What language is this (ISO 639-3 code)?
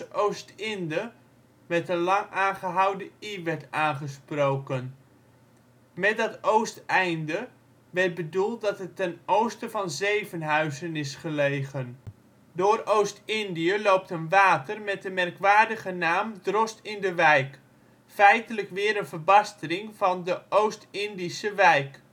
nld